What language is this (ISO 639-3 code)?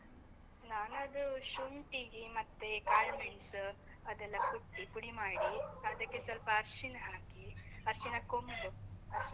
kan